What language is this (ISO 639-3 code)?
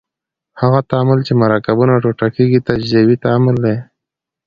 pus